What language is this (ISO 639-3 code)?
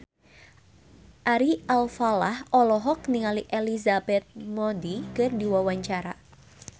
sun